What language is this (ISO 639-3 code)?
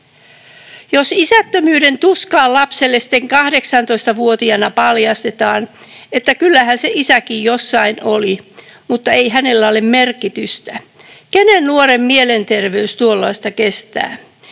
fin